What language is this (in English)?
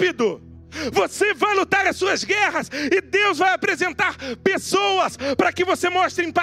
Portuguese